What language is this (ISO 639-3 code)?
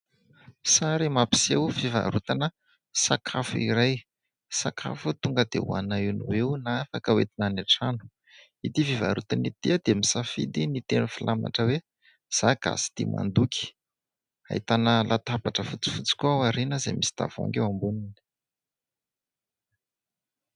mlg